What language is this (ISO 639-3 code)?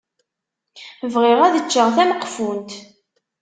kab